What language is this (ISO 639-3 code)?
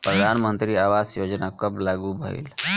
bho